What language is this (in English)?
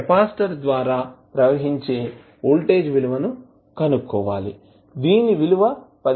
Telugu